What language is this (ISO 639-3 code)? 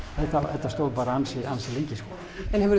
isl